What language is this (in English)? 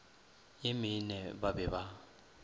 Northern Sotho